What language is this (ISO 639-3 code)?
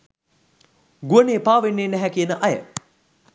sin